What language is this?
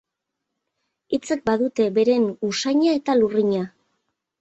Basque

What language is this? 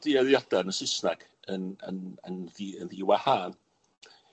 Welsh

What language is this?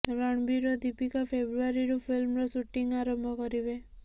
Odia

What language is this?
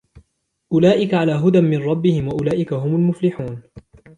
Arabic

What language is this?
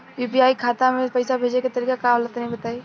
Bhojpuri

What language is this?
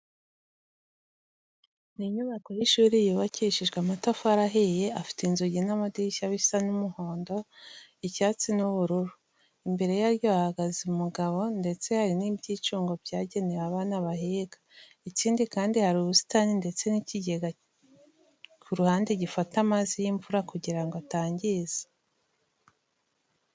Kinyarwanda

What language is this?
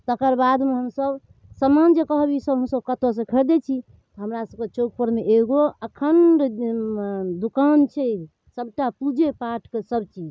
Maithili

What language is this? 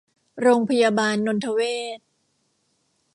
Thai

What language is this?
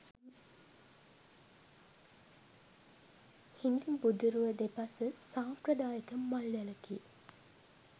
Sinhala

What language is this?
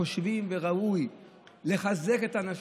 Hebrew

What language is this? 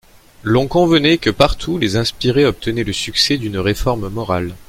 French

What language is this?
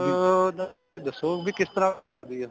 Punjabi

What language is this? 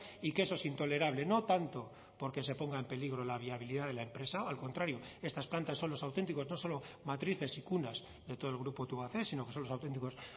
Spanish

